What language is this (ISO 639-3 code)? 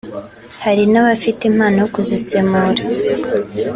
kin